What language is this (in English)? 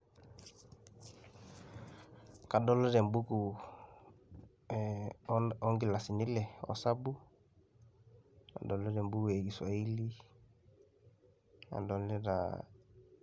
Masai